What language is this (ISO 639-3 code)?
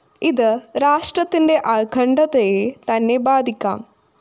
mal